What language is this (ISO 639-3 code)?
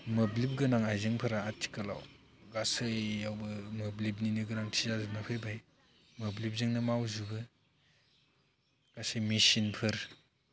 brx